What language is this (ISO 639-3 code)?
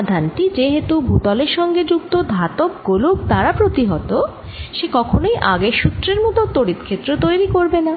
ben